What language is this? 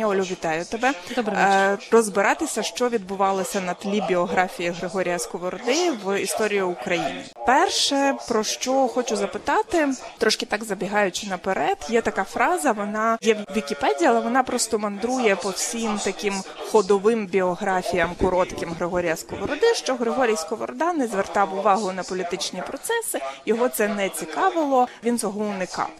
Ukrainian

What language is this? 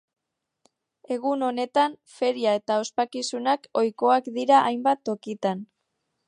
Basque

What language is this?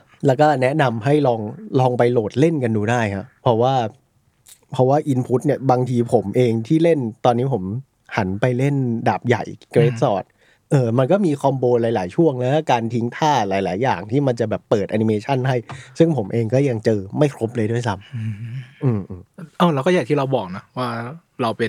Thai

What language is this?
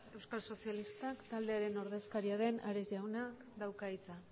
Basque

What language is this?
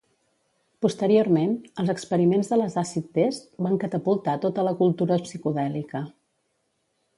Catalan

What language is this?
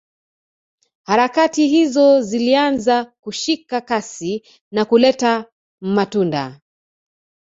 Swahili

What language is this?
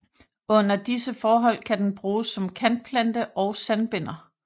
Danish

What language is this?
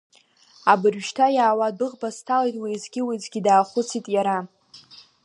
Abkhazian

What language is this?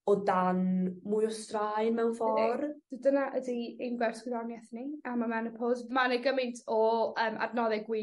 Welsh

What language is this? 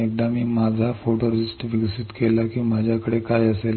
Marathi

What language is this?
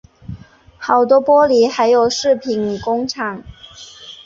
Chinese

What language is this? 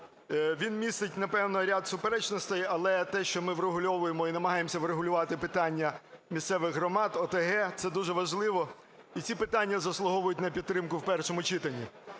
Ukrainian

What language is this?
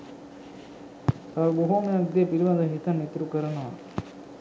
Sinhala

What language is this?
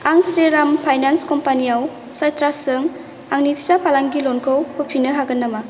Bodo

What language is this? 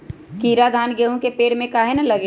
Magahi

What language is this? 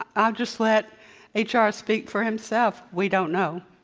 English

